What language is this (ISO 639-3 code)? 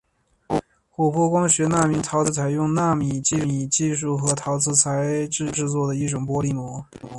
zho